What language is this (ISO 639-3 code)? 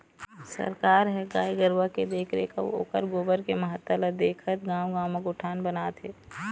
hne